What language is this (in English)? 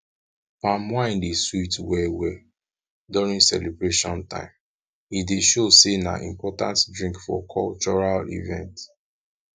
Nigerian Pidgin